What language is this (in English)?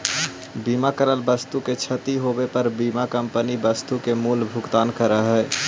Magahi